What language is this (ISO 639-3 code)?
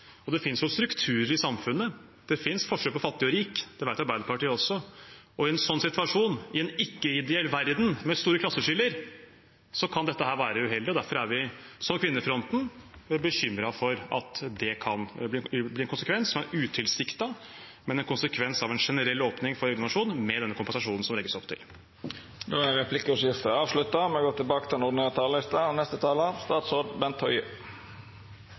nor